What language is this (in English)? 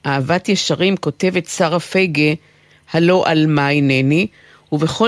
Hebrew